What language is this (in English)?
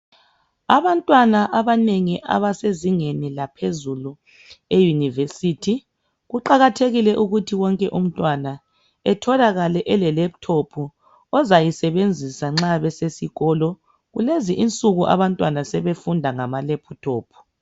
North Ndebele